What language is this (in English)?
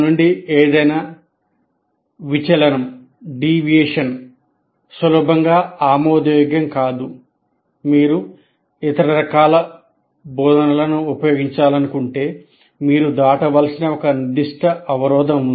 Telugu